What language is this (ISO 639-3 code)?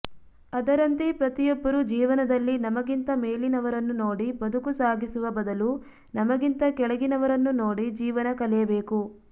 kan